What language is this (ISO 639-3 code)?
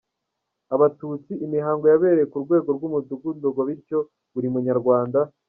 kin